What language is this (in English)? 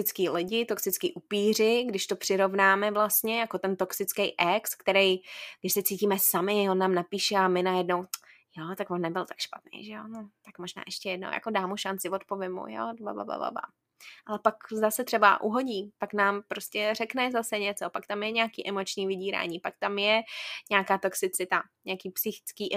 Czech